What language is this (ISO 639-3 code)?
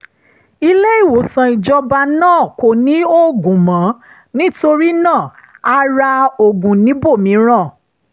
yor